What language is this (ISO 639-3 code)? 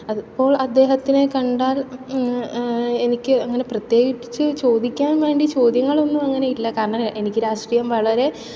mal